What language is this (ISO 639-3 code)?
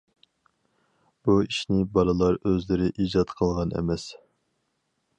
uig